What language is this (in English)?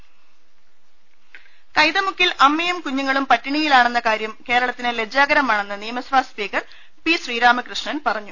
Malayalam